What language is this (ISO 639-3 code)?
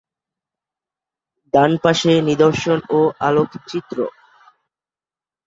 ben